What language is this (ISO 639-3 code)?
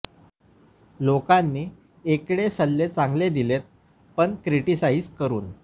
mar